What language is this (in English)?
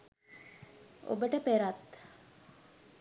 Sinhala